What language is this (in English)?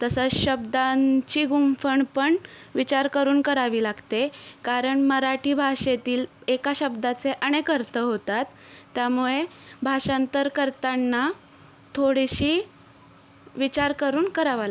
Marathi